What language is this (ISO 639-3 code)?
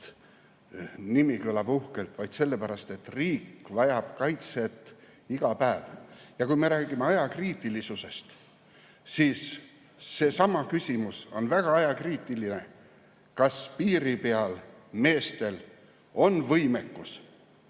est